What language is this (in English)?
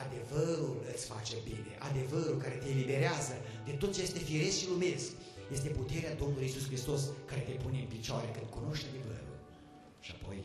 Romanian